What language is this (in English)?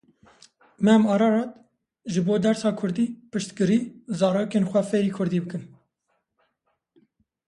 Kurdish